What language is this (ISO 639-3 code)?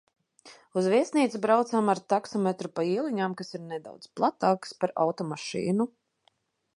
lav